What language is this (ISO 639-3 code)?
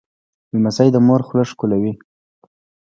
pus